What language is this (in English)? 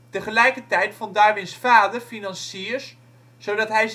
Dutch